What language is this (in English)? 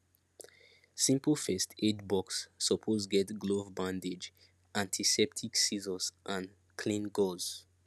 Nigerian Pidgin